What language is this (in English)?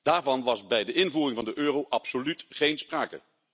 Dutch